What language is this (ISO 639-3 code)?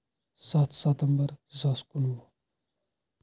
kas